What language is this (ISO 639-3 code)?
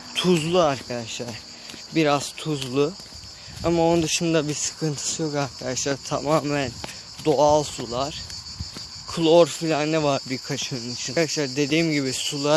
tur